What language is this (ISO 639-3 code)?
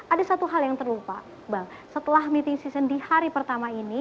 ind